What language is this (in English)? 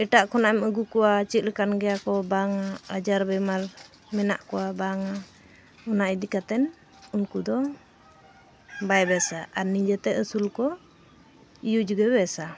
Santali